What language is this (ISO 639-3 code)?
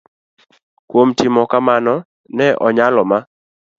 luo